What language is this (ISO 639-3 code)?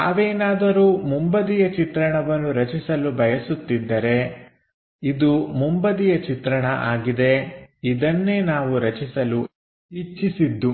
kan